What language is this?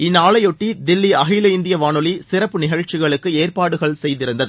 Tamil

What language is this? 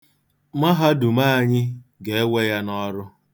Igbo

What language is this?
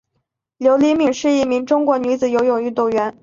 Chinese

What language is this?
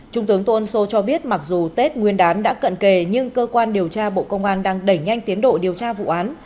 Vietnamese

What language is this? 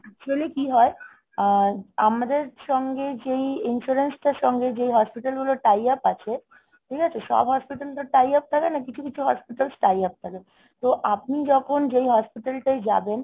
Bangla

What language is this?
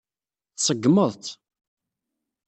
Kabyle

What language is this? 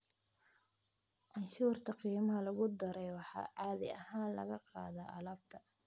Somali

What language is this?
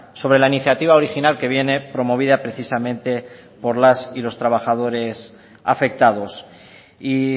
Spanish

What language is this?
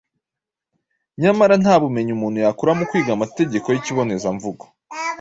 Kinyarwanda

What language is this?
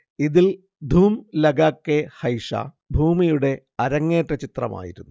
Malayalam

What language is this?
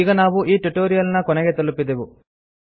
Kannada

